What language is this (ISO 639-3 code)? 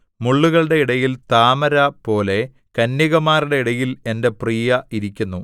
mal